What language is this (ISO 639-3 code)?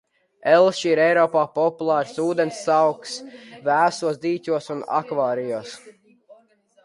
lav